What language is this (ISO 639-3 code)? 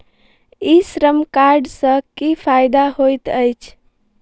mai